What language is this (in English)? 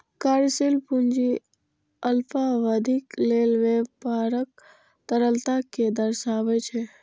Maithili